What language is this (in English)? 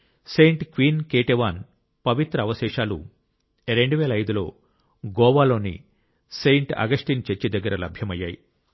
Telugu